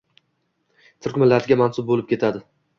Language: Uzbek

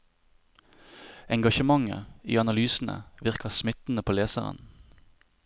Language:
Norwegian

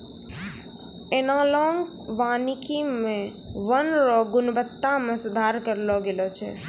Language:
Maithili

